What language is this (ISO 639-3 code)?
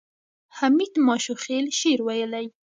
pus